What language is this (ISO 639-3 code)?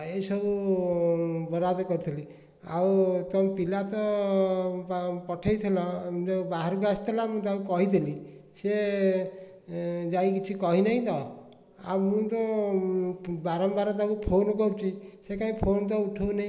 ori